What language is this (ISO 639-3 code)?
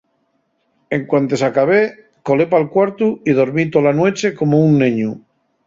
ast